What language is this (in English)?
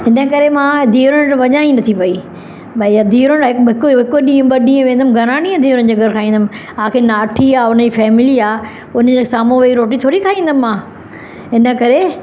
Sindhi